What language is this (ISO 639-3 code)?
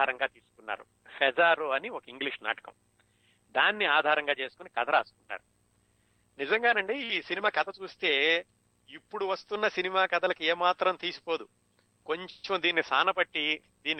tel